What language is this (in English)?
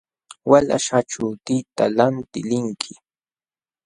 Jauja Wanca Quechua